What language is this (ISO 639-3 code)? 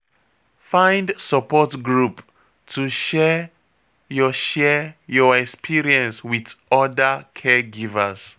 pcm